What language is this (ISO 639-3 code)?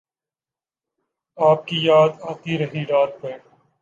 urd